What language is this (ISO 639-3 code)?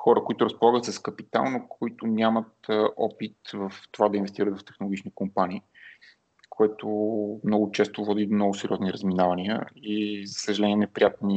bul